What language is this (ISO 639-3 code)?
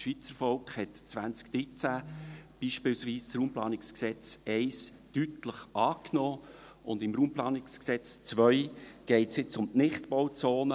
gsw